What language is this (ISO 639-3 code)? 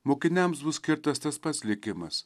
lit